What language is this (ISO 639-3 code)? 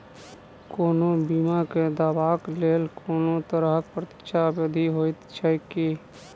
mai